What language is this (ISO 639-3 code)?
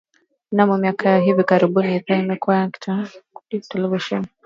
swa